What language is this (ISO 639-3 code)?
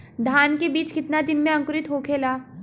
bho